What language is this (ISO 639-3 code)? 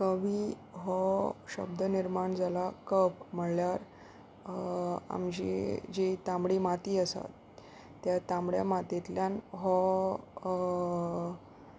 kok